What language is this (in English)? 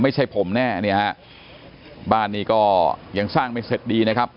Thai